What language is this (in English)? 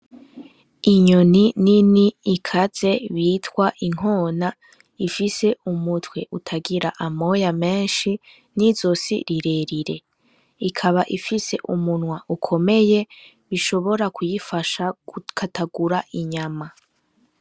Rundi